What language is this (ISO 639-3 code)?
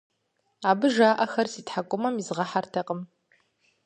kbd